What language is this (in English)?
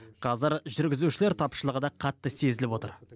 Kazakh